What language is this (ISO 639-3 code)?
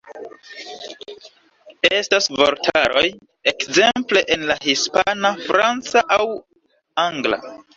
epo